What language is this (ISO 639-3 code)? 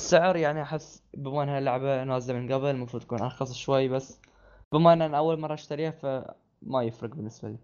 ara